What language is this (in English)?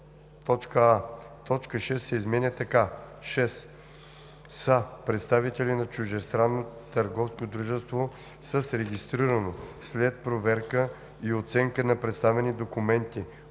Bulgarian